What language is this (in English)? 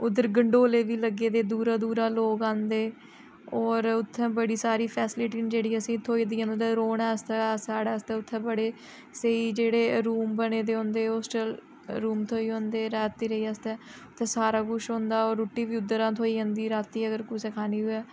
Dogri